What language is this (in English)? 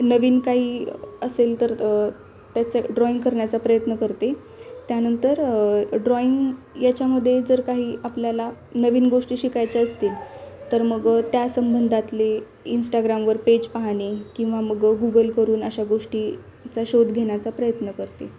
Marathi